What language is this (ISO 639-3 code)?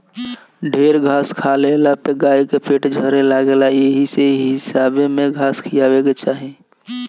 bho